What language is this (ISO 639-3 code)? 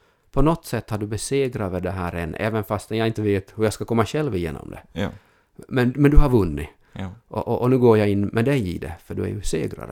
swe